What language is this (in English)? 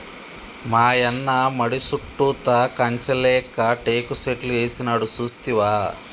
Telugu